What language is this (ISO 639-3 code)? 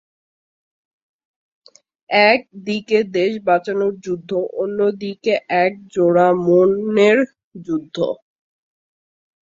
ben